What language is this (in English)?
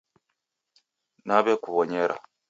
Taita